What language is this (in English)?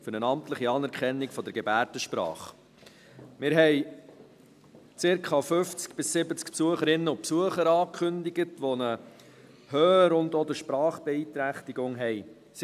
Swiss German